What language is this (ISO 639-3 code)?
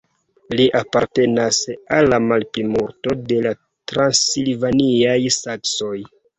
epo